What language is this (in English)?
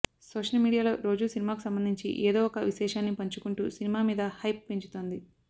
Telugu